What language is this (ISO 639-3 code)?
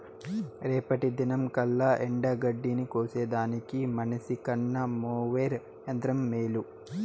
tel